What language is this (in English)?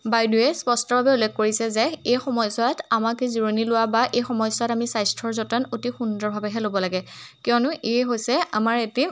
Assamese